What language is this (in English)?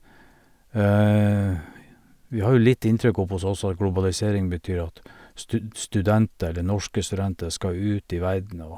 Norwegian